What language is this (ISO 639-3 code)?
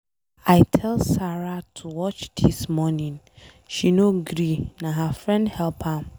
pcm